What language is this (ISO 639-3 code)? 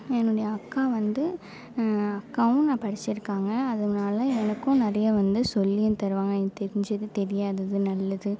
tam